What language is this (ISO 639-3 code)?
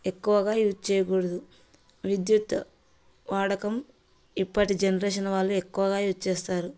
tel